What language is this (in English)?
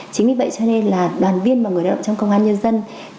Vietnamese